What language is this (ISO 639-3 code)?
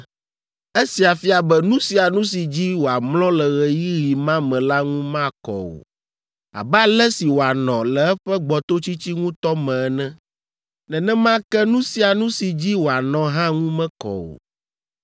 ewe